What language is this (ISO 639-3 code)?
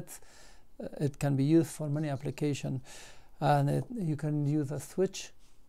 eng